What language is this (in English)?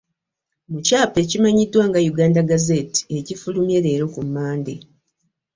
Ganda